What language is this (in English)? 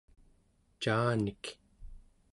Central Yupik